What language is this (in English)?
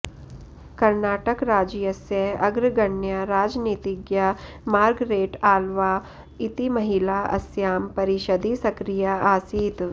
Sanskrit